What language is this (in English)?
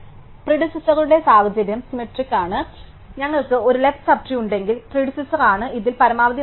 Malayalam